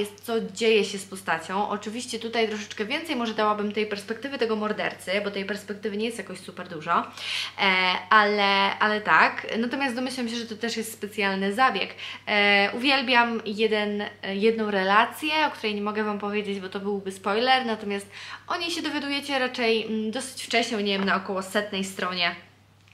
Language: Polish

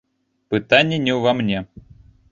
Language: Belarusian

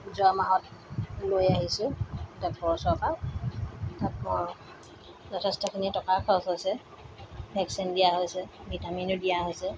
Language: Assamese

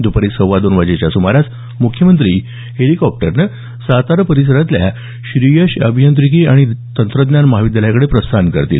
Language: Marathi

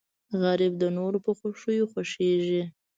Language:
Pashto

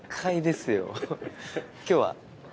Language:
Japanese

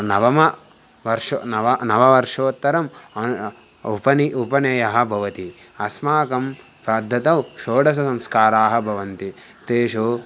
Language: Sanskrit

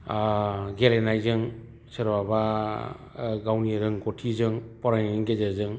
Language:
Bodo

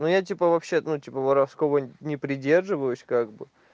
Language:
Russian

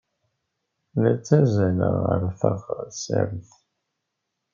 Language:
Kabyle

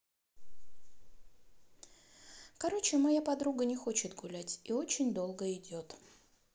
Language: Russian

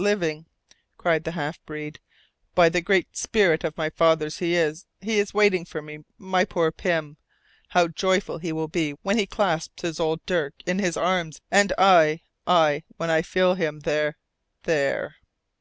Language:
English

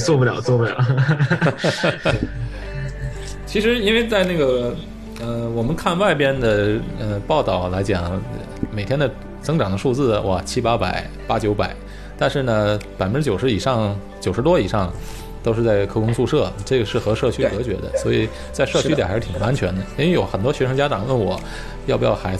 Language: Chinese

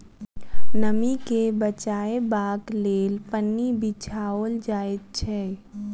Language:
Maithili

